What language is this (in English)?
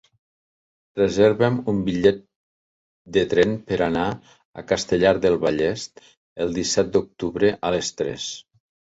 Catalan